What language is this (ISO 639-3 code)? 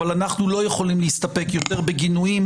heb